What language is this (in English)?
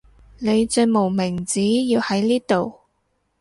Cantonese